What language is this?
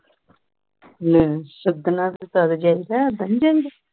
Punjabi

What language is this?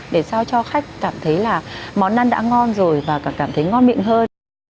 Vietnamese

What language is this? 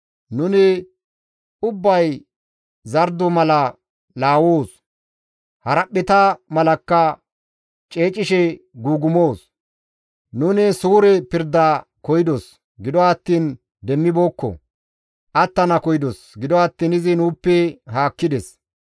Gamo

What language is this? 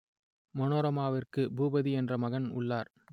Tamil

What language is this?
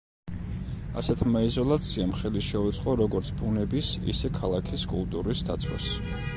Georgian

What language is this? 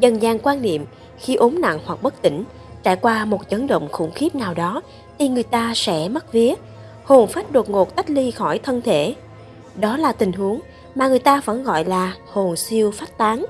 Vietnamese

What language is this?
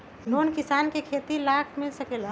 Magahi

